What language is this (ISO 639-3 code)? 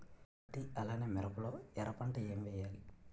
tel